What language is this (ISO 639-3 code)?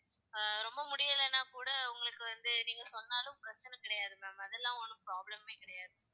tam